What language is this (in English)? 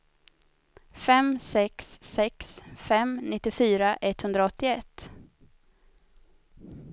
Swedish